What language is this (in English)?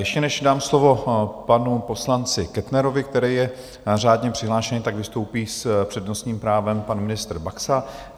Czech